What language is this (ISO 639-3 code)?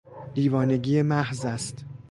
fas